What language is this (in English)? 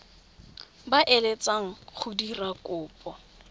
Tswana